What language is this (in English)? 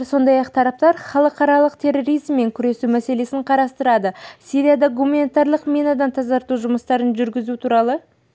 Kazakh